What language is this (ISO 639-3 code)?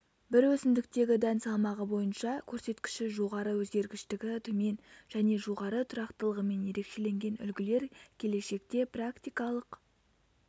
kaz